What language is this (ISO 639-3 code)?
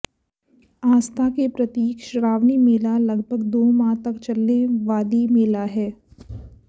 hin